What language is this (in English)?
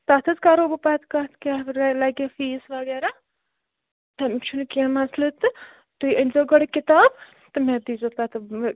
Kashmiri